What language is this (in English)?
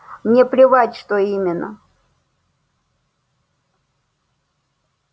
Russian